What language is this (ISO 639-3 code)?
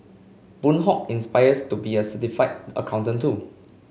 eng